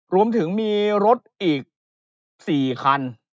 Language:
Thai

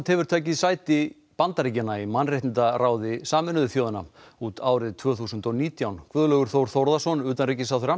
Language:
Icelandic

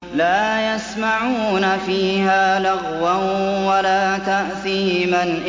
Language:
Arabic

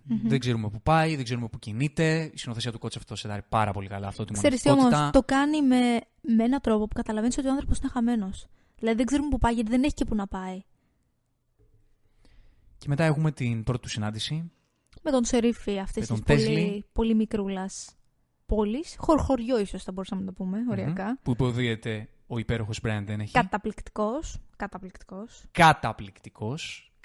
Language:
Greek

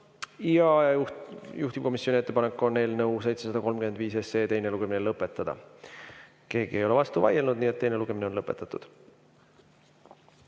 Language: Estonian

